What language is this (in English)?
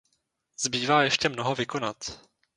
Czech